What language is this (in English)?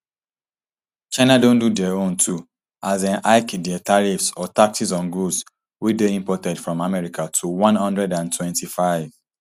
Nigerian Pidgin